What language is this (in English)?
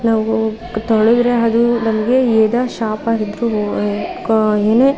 Kannada